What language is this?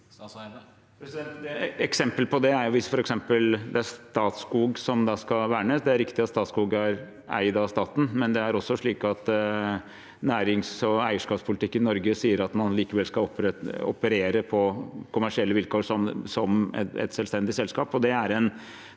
Norwegian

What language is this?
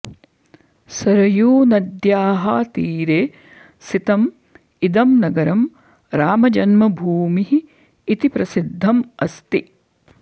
Sanskrit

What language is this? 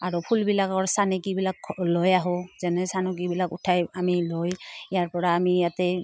Assamese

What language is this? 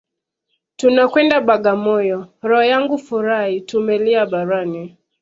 Swahili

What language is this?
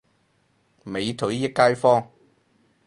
Cantonese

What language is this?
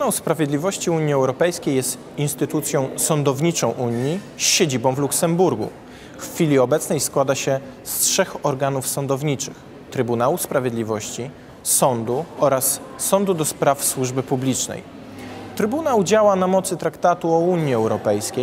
Polish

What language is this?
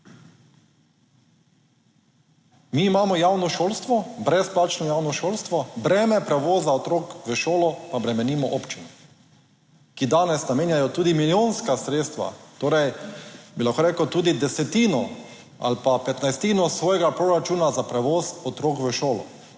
Slovenian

